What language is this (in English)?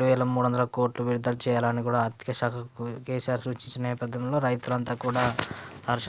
Indonesian